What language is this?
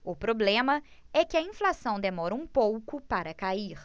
Portuguese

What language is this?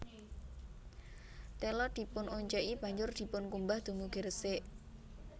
Javanese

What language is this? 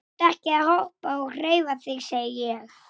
Icelandic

